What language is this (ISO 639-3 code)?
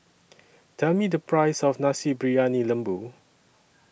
eng